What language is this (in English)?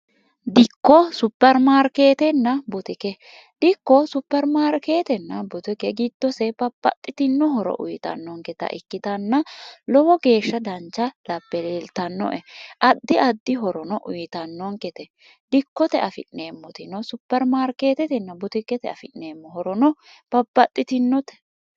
Sidamo